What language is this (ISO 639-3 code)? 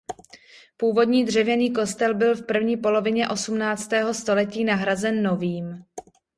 ces